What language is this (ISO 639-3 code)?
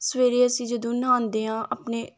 pan